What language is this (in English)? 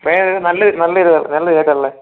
Malayalam